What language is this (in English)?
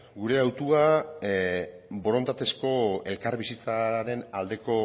Basque